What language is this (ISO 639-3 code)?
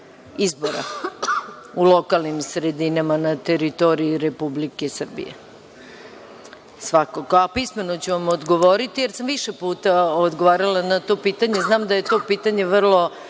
srp